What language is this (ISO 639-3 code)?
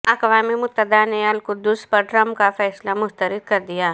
urd